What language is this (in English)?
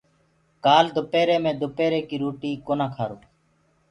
Gurgula